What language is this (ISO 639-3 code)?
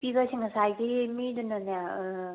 mni